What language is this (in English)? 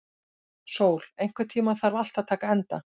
Icelandic